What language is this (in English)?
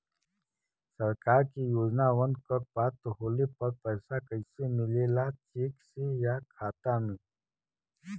Bhojpuri